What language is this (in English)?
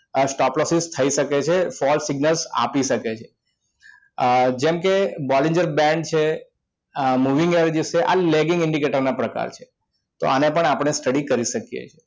Gujarati